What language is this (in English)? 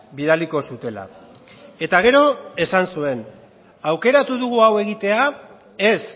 Basque